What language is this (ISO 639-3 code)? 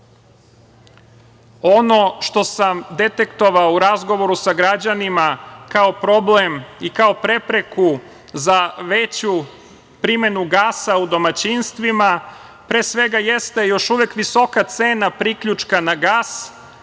srp